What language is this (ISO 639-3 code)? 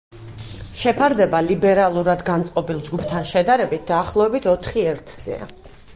kat